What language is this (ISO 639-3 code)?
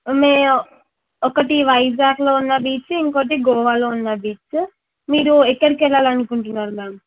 tel